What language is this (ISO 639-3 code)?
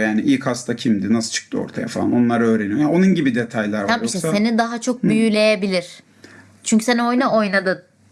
tur